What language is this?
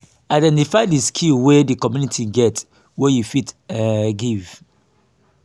Nigerian Pidgin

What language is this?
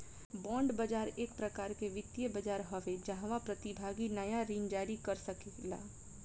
Bhojpuri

